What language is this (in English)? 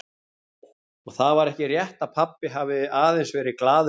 Icelandic